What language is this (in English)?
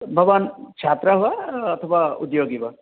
Sanskrit